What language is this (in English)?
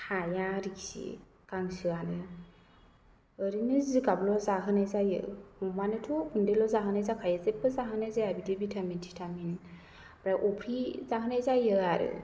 Bodo